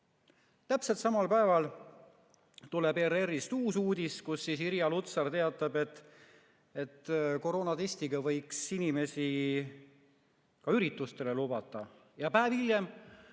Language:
Estonian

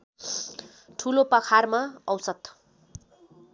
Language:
Nepali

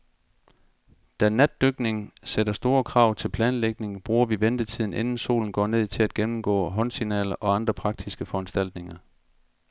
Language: Danish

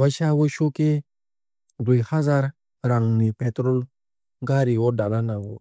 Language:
Kok Borok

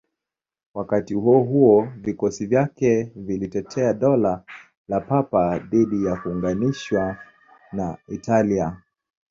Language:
Swahili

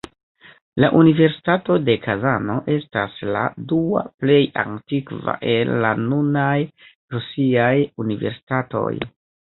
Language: Esperanto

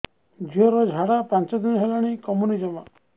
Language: Odia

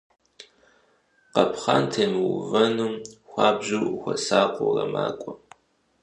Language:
Kabardian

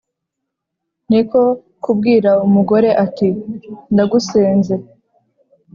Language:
Kinyarwanda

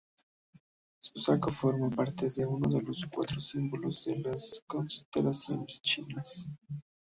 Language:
Spanish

